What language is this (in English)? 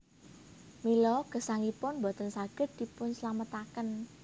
Javanese